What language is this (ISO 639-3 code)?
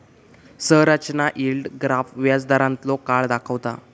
mar